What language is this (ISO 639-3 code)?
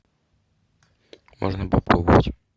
rus